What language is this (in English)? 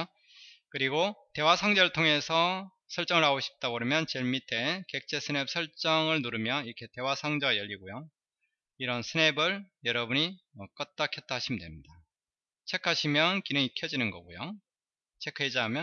Korean